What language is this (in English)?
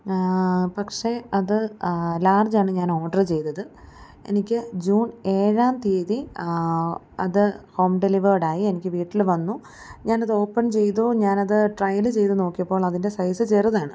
Malayalam